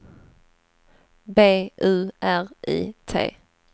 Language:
Swedish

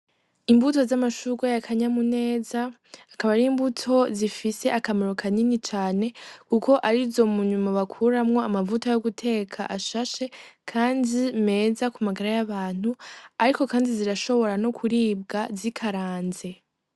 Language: Rundi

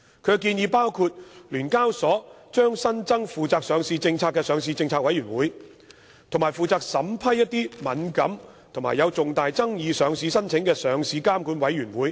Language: Cantonese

